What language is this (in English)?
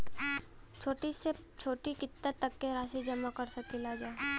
Bhojpuri